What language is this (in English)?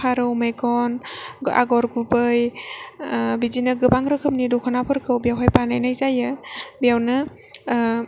Bodo